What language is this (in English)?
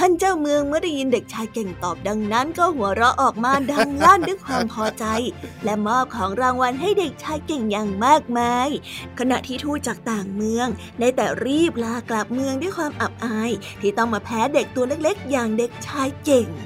Thai